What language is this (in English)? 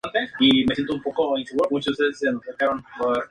Spanish